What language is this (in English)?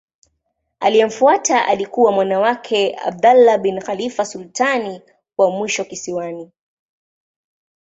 Swahili